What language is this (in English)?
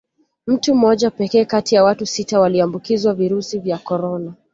Swahili